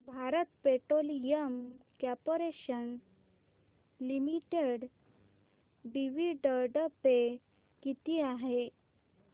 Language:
Marathi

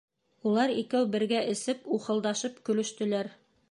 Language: Bashkir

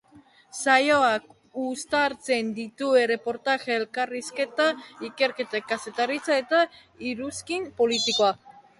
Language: Basque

